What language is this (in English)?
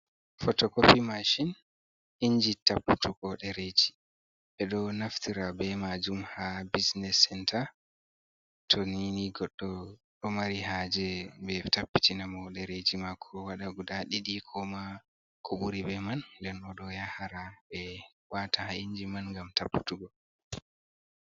Fula